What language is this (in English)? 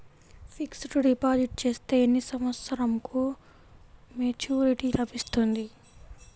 Telugu